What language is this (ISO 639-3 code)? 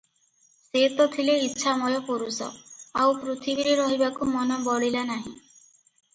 ori